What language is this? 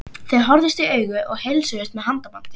Icelandic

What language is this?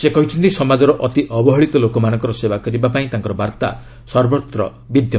Odia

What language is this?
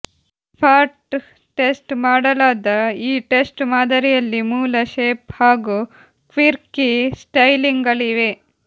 Kannada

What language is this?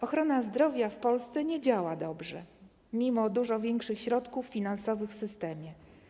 Polish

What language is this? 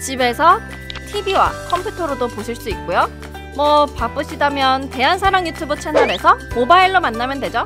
Korean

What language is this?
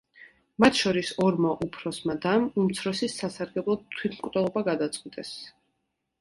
Georgian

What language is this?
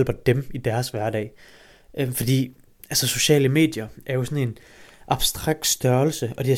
Danish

